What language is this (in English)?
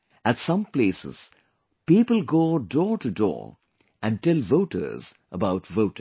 English